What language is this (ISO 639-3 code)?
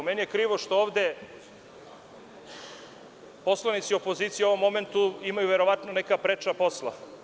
srp